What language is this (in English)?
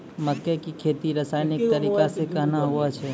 Maithili